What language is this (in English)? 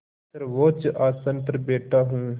Hindi